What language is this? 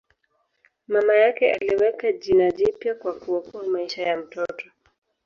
Swahili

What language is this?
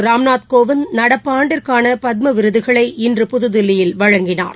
Tamil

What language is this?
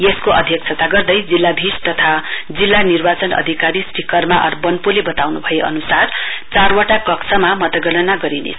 Nepali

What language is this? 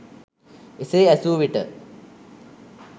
Sinhala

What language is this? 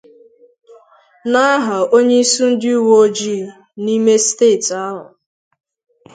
Igbo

